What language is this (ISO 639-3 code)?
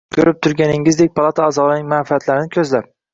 uzb